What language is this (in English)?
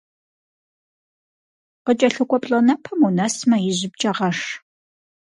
Kabardian